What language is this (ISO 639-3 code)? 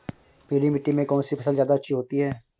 hin